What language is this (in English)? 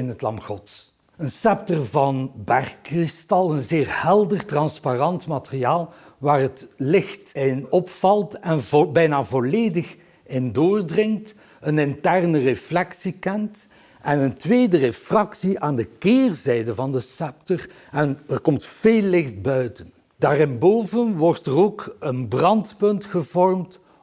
Dutch